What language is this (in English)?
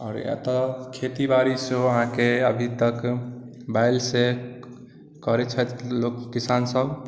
Maithili